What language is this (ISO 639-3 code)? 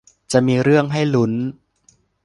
tha